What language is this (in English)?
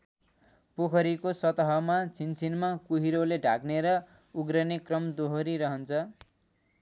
Nepali